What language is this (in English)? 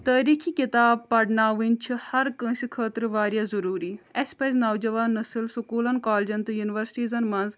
Kashmiri